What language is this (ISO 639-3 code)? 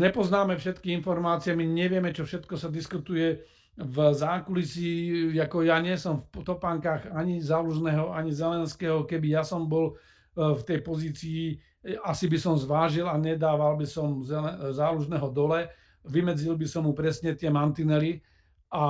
slk